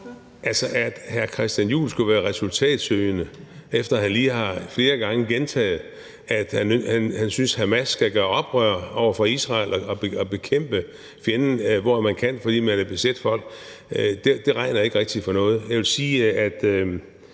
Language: Danish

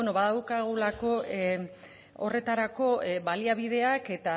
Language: Basque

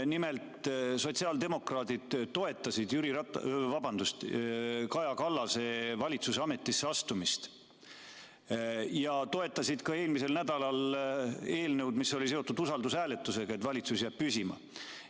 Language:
Estonian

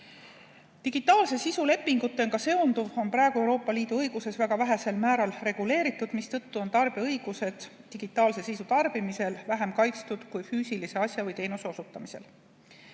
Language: Estonian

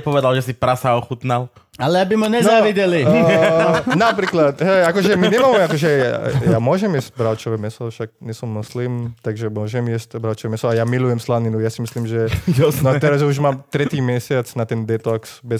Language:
Slovak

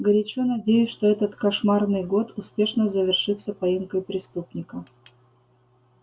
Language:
Russian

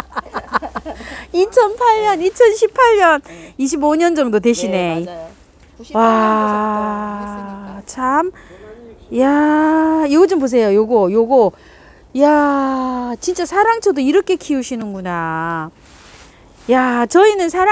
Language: Korean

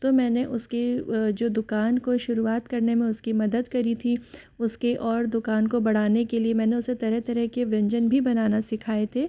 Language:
Hindi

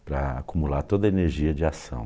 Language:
Portuguese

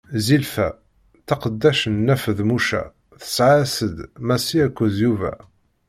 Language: Kabyle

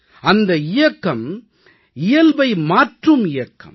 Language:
Tamil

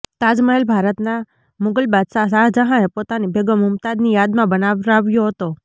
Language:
Gujarati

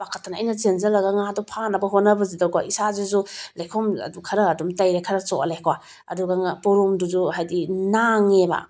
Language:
Manipuri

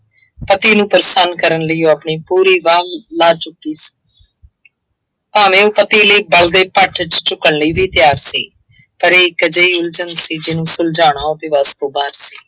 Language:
Punjabi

